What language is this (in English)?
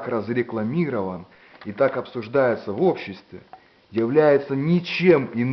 Russian